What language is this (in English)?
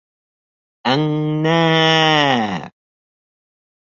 Bashkir